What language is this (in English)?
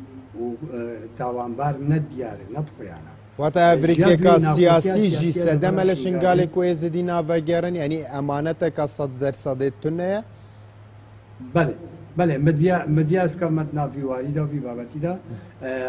Arabic